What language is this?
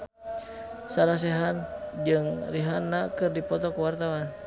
Sundanese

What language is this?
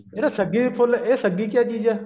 Punjabi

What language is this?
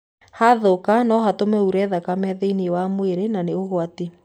Kikuyu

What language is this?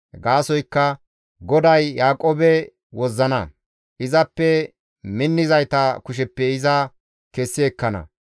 Gamo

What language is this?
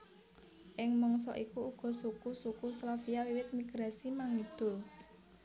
Javanese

